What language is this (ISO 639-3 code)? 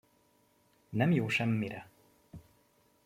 hun